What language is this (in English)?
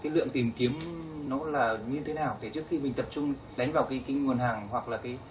Vietnamese